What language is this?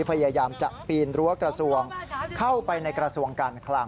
Thai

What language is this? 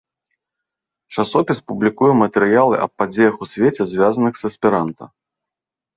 Belarusian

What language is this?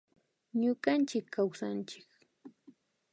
Imbabura Highland Quichua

